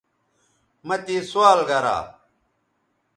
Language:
Bateri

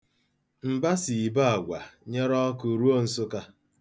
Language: Igbo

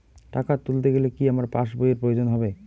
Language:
Bangla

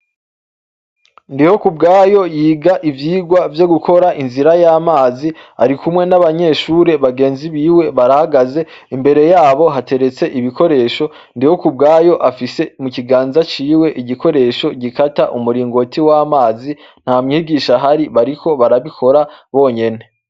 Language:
Rundi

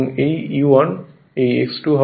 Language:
Bangla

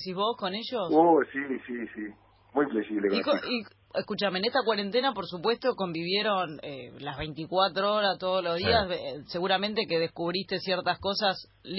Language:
Spanish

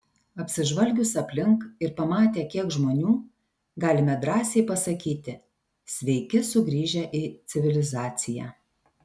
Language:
Lithuanian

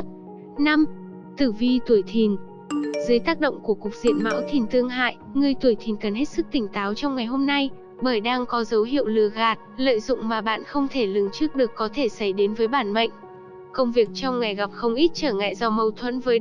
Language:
Vietnamese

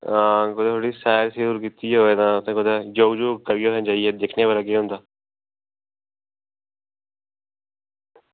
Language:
Dogri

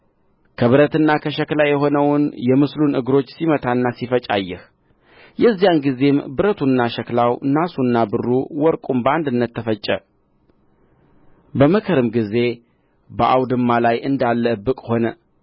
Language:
Amharic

